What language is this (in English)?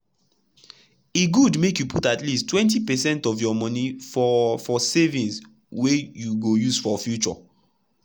Nigerian Pidgin